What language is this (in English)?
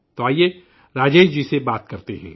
Urdu